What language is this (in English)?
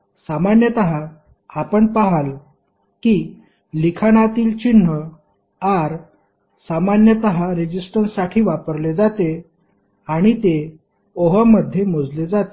Marathi